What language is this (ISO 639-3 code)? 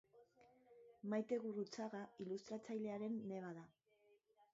eus